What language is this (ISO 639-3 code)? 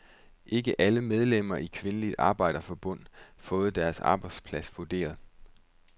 dan